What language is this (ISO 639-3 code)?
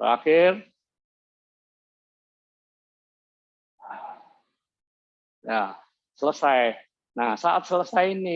ind